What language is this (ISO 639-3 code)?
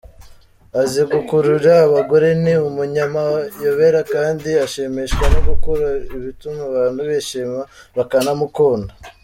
kin